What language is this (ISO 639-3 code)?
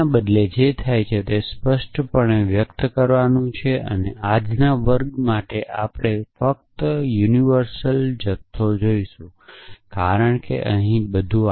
guj